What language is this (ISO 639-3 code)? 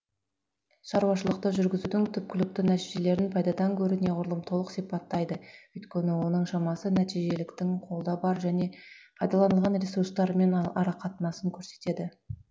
kaz